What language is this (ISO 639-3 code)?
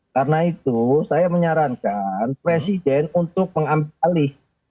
ind